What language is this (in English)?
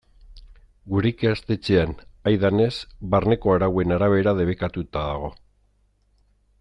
Basque